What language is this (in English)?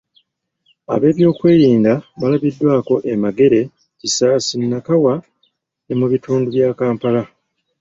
Ganda